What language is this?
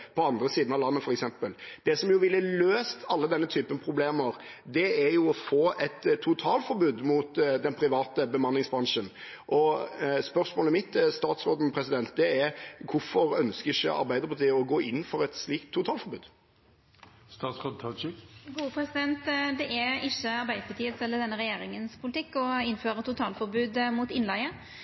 Norwegian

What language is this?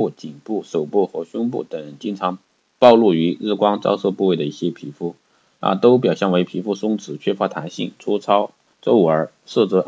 Chinese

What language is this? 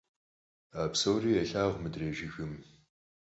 Kabardian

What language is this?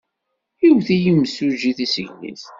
Kabyle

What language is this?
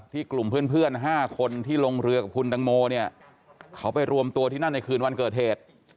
Thai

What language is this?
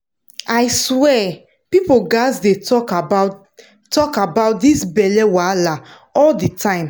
Nigerian Pidgin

